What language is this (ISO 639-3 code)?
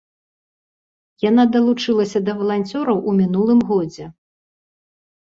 bel